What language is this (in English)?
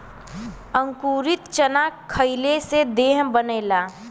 Bhojpuri